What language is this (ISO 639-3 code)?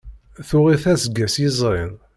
kab